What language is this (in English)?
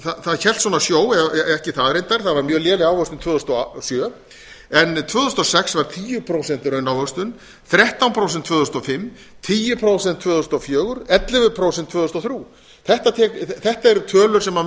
Icelandic